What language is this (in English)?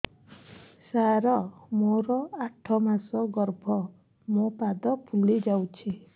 Odia